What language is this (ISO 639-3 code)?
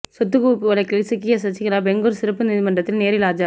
tam